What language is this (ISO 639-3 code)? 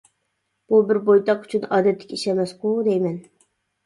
uig